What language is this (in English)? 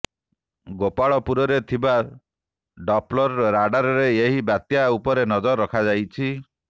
Odia